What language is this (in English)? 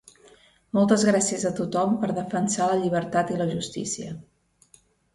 Catalan